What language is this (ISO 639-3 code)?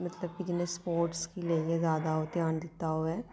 doi